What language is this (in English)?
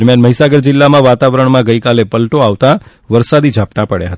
Gujarati